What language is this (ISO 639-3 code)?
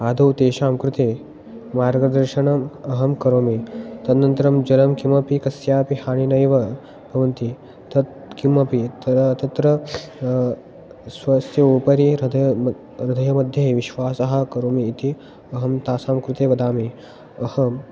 san